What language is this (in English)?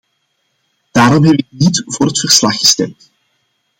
Dutch